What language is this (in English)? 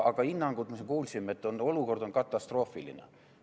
Estonian